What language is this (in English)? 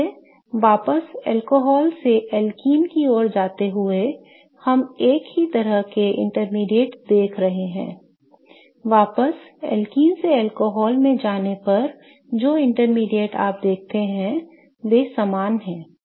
Hindi